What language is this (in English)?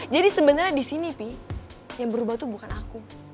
Indonesian